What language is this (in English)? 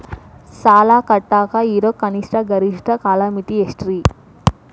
Kannada